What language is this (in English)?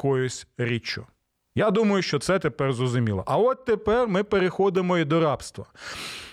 Ukrainian